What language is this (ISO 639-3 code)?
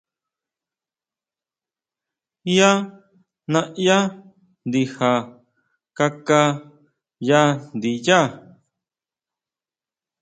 mau